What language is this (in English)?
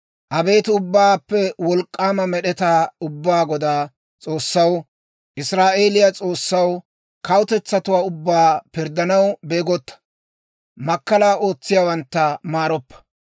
Dawro